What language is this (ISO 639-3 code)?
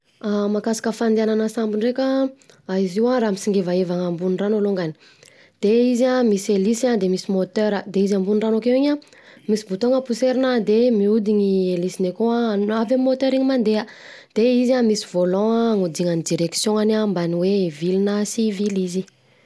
bzc